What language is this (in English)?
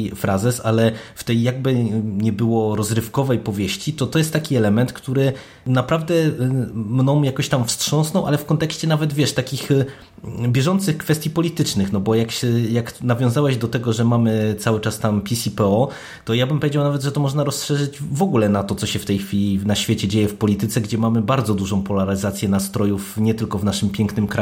Polish